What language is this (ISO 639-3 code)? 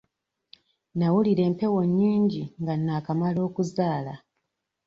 lug